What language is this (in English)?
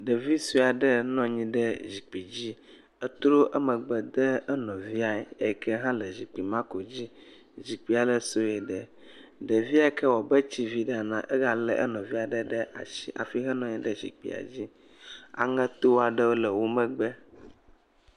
Ewe